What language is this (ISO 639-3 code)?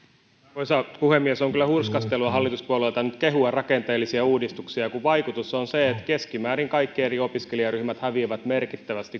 fin